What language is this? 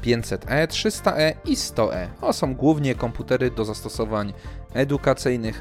Polish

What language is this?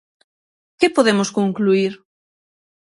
Galician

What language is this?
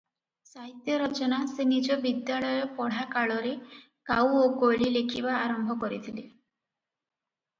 Odia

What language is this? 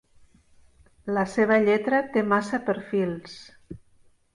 Catalan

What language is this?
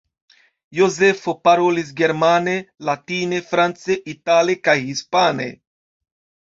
Esperanto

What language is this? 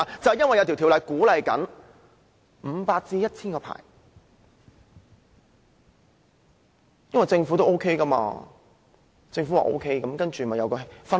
Cantonese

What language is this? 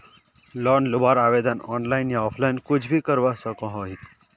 Magahi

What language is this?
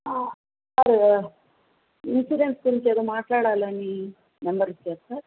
Telugu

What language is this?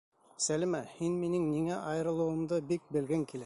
Bashkir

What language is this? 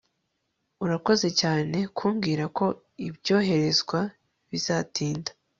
Kinyarwanda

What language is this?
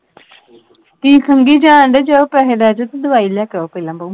Punjabi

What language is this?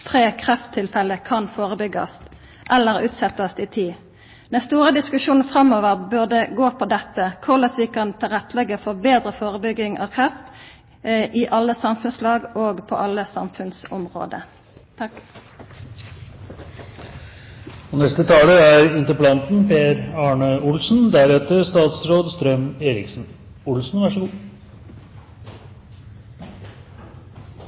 Norwegian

